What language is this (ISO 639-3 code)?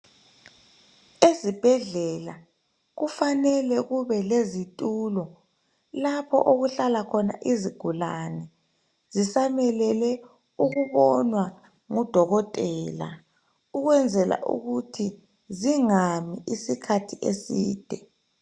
nde